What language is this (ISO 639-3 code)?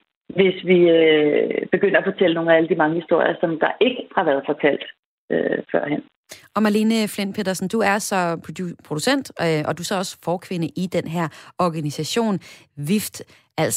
dan